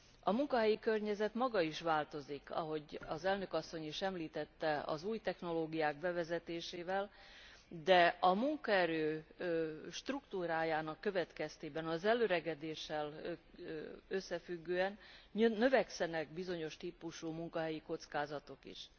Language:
Hungarian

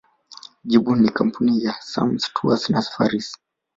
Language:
Swahili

